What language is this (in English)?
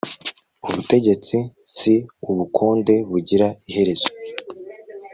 Kinyarwanda